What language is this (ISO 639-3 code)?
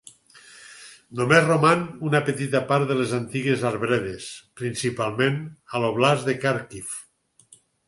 cat